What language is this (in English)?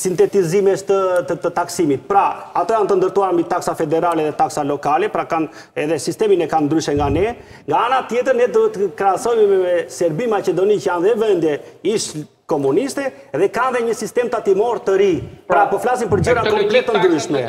Romanian